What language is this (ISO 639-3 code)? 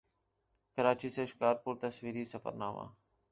urd